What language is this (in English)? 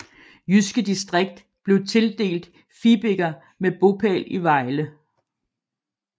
Danish